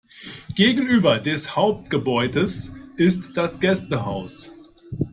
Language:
German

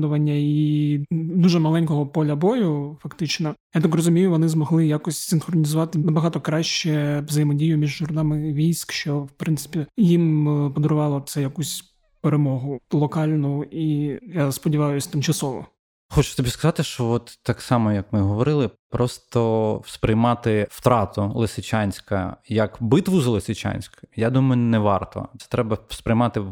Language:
Ukrainian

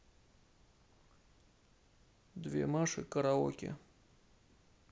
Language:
Russian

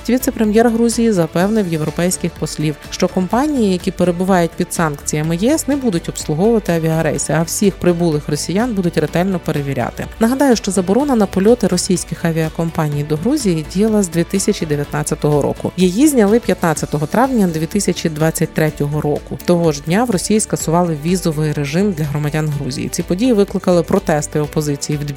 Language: Ukrainian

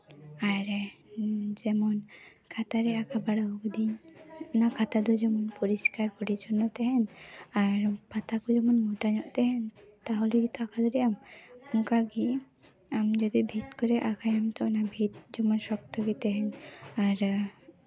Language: Santali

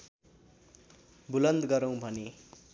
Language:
Nepali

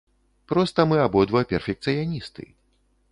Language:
Belarusian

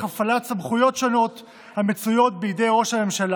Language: Hebrew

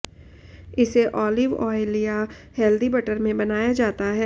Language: Hindi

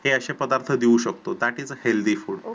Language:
Marathi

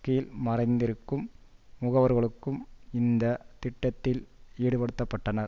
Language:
Tamil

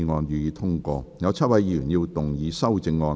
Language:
Cantonese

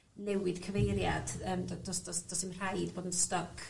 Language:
Welsh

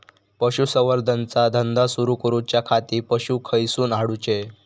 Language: Marathi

